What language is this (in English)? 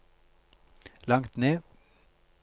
Norwegian